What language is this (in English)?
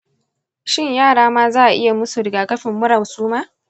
Hausa